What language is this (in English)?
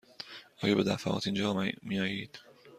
Persian